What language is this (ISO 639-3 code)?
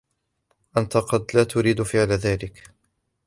ara